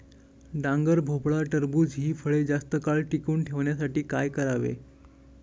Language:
Marathi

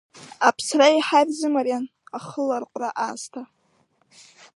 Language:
Abkhazian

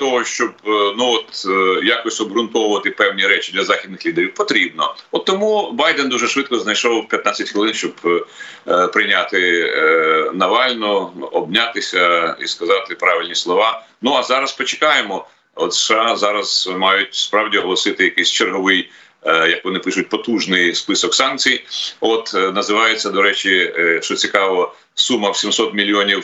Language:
Ukrainian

